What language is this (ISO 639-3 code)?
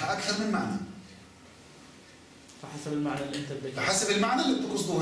ara